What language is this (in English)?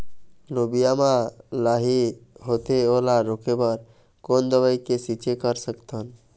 Chhattisgarhi